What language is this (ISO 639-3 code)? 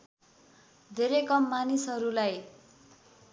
nep